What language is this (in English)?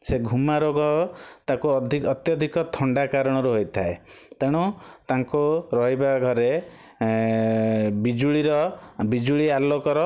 Odia